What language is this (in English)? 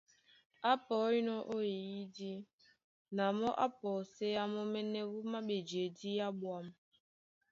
Duala